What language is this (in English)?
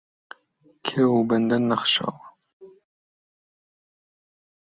Central Kurdish